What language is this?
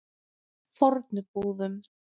Icelandic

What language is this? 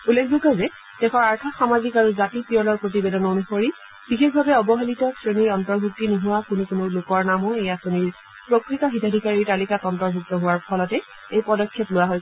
Assamese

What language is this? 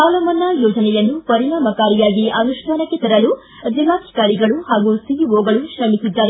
Kannada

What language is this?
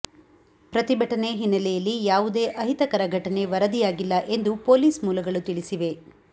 Kannada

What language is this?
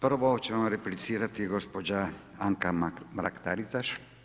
Croatian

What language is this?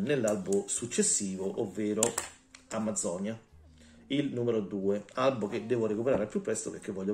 Italian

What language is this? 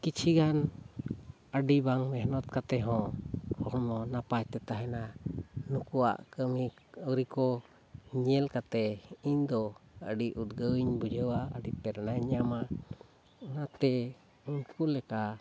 Santali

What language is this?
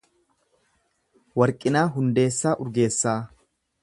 Oromo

